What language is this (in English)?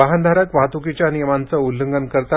Marathi